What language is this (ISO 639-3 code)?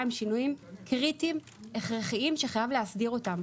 heb